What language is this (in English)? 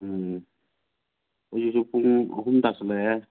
Manipuri